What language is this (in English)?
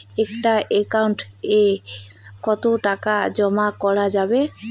Bangla